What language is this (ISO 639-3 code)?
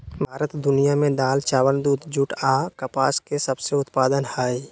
mag